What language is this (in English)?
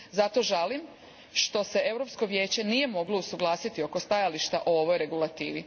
Croatian